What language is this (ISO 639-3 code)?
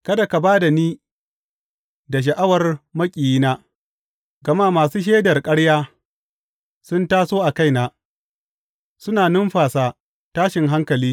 hau